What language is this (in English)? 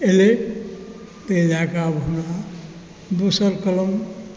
Maithili